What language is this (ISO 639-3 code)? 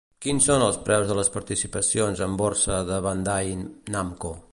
cat